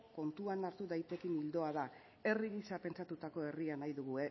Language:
Basque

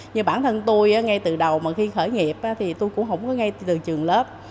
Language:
Vietnamese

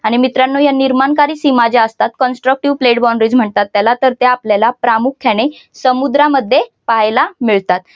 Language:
Marathi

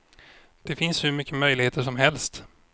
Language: Swedish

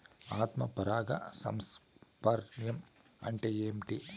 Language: Telugu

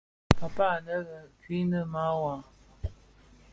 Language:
Bafia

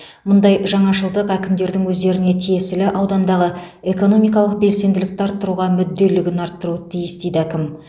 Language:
Kazakh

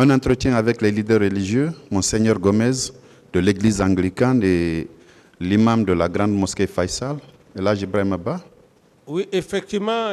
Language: French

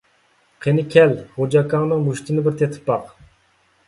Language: Uyghur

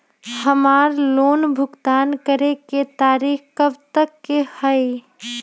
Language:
Magahi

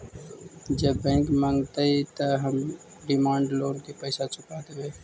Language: Magahi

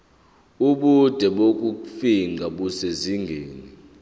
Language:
Zulu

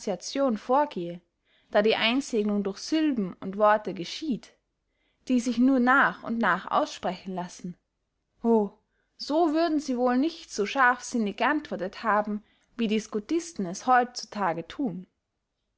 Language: German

